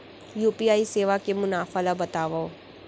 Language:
Chhattisgarhi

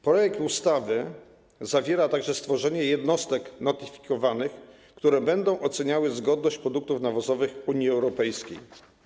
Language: Polish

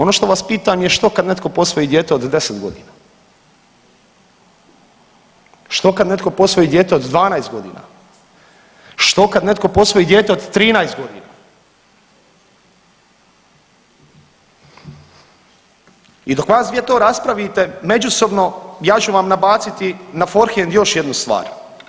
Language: Croatian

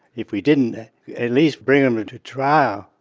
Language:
English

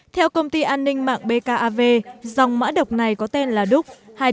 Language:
Vietnamese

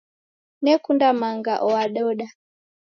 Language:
Taita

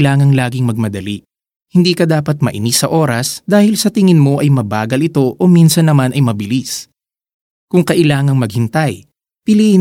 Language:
Filipino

